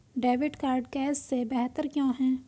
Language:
Hindi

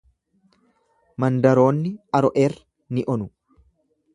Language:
Oromo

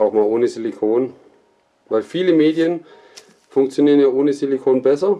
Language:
German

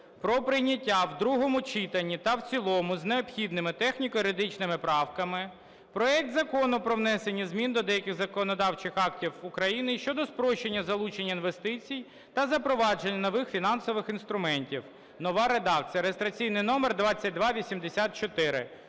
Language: Ukrainian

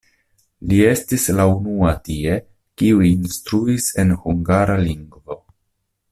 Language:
Esperanto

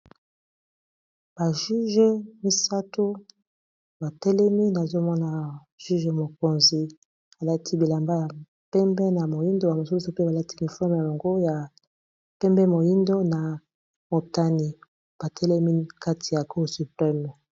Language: Lingala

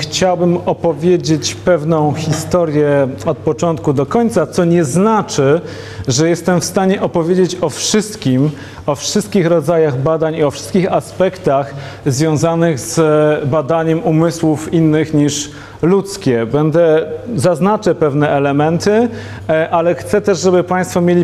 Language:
Polish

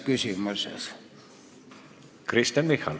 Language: Estonian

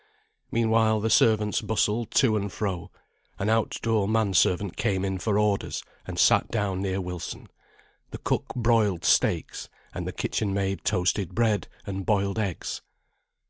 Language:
English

